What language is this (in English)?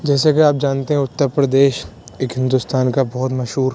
Urdu